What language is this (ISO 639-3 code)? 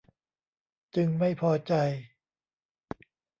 tha